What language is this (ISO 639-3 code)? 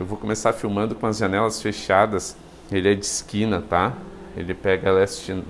por